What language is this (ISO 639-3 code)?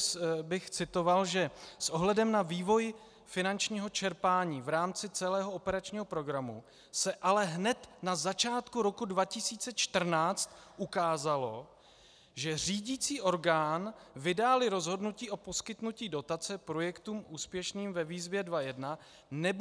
ces